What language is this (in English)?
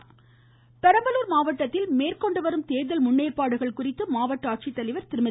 Tamil